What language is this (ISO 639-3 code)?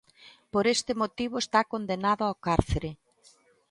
glg